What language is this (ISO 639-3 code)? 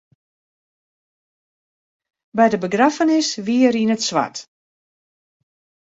fry